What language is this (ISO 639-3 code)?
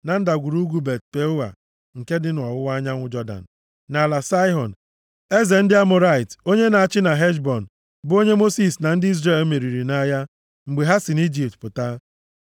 ibo